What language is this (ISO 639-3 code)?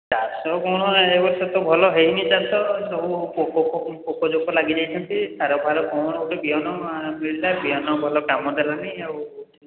ori